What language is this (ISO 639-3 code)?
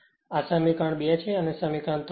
guj